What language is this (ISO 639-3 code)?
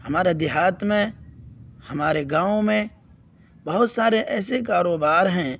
urd